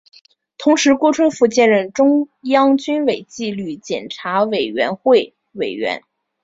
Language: Chinese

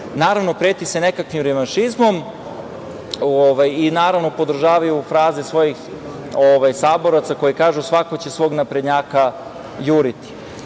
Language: Serbian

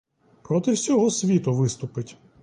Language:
Ukrainian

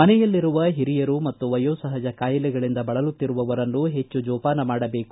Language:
Kannada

